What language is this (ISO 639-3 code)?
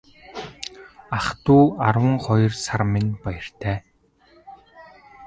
mon